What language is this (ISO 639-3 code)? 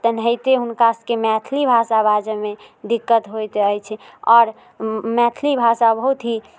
mai